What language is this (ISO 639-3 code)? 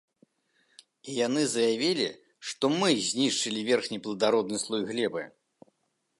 bel